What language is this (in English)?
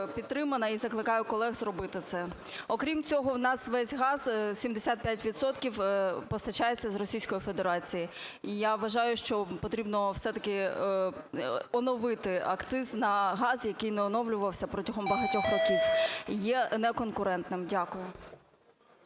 Ukrainian